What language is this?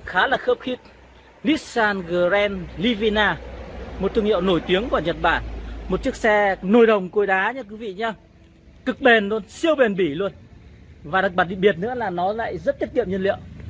Vietnamese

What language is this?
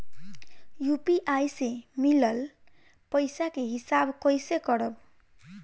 Bhojpuri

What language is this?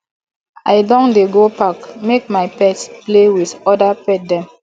Nigerian Pidgin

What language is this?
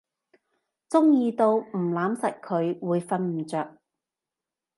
Cantonese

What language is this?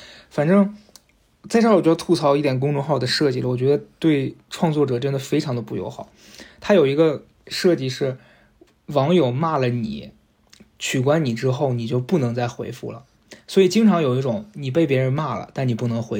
Chinese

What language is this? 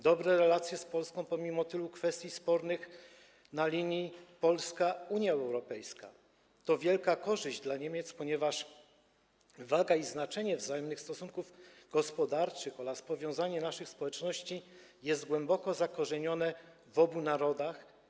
Polish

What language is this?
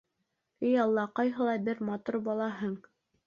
Bashkir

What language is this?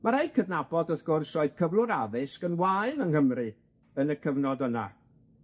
Welsh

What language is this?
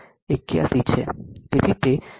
Gujarati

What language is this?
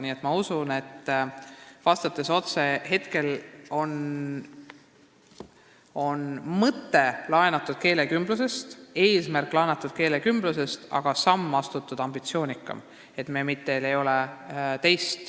Estonian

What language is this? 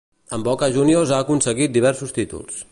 Catalan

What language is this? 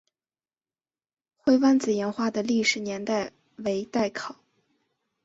Chinese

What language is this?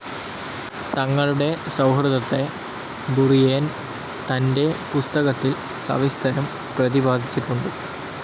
Malayalam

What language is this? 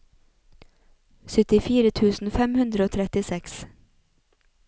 Norwegian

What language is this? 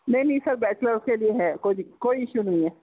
Urdu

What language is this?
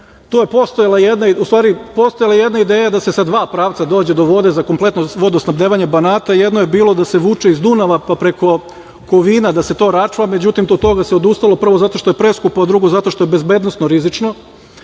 Serbian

